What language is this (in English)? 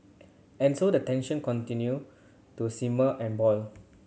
English